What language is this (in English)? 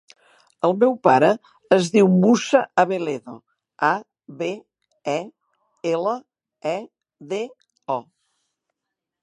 Catalan